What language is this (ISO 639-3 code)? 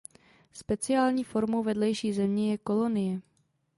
ces